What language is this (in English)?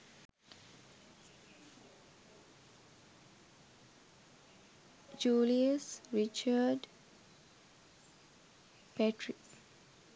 Sinhala